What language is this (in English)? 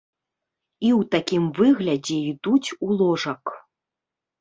Belarusian